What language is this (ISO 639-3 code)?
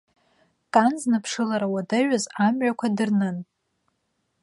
abk